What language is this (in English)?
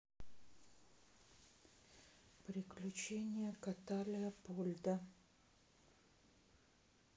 Russian